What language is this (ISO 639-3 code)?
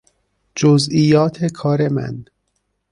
fas